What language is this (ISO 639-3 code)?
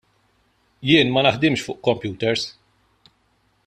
mlt